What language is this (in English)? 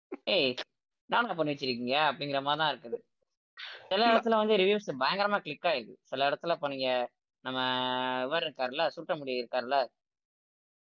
Tamil